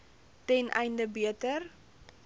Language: Afrikaans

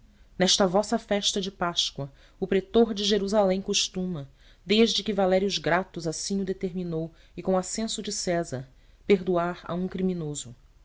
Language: Portuguese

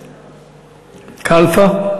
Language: Hebrew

